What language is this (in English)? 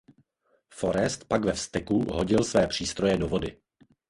Czech